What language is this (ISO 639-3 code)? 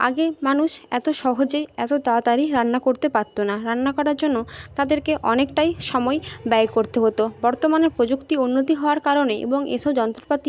ben